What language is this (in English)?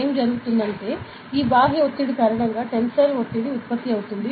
Telugu